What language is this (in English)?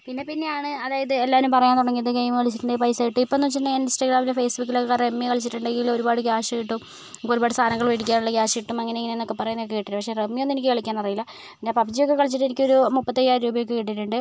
Malayalam